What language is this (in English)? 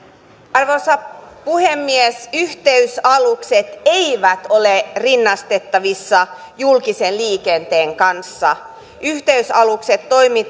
Finnish